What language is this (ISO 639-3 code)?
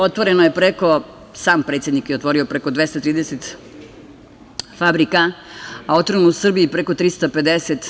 srp